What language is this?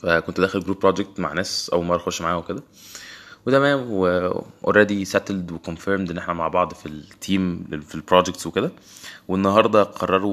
Arabic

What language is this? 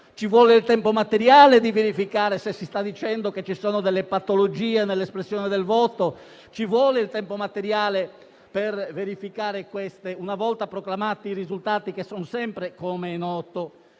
Italian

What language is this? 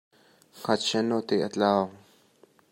Hakha Chin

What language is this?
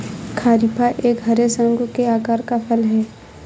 Hindi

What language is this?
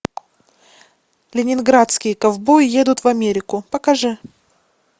Russian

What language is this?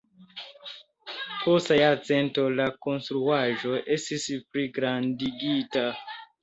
Esperanto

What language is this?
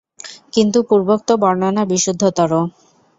Bangla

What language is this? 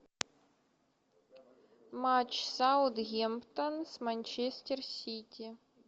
Russian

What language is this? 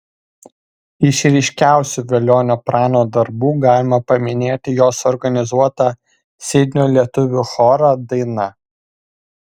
Lithuanian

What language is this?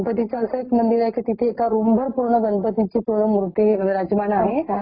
Marathi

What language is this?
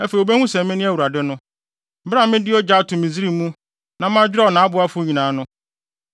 Akan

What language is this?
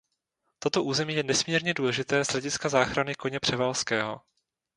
Czech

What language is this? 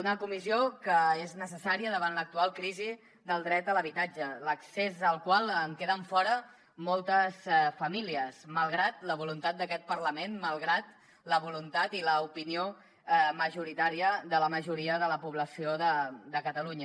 Catalan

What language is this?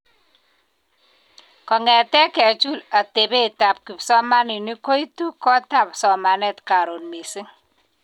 Kalenjin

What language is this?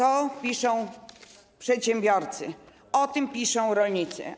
Polish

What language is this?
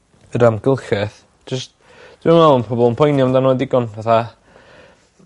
Welsh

